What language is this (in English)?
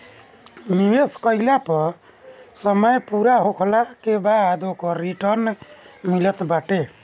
Bhojpuri